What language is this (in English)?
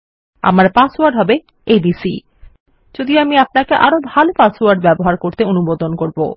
Bangla